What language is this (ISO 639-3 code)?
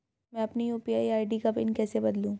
hin